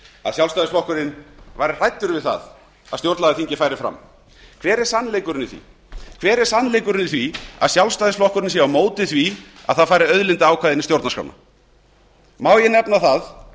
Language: Icelandic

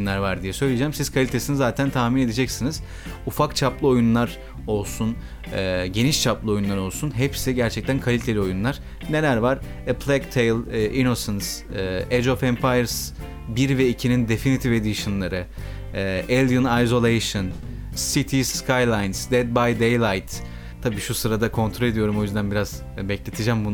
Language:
Turkish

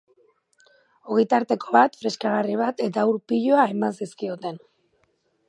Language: Basque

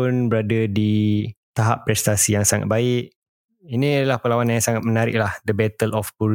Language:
Malay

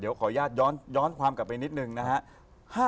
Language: Thai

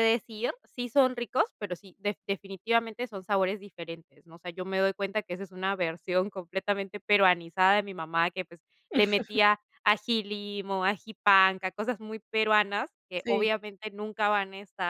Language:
Spanish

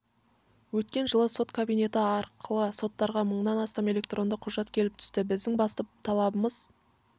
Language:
Kazakh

